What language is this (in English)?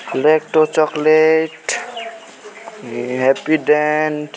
Nepali